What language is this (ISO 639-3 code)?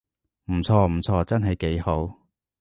yue